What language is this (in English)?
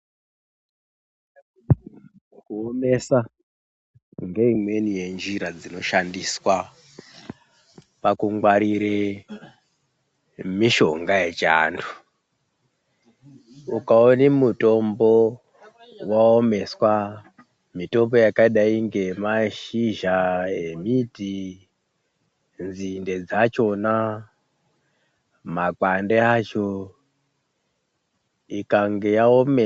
Ndau